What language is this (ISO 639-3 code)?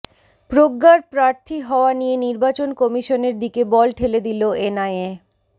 ben